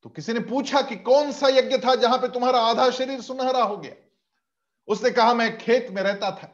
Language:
Hindi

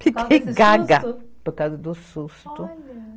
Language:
Portuguese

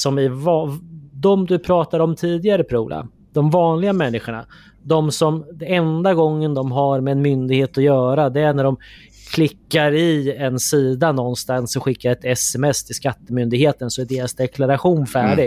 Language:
Swedish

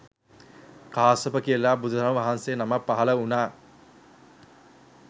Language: Sinhala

